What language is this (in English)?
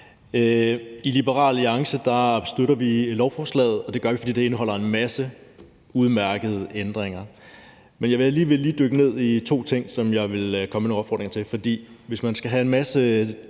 Danish